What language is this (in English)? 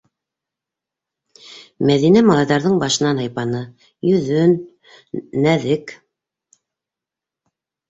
Bashkir